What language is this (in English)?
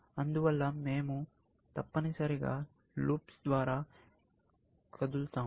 Telugu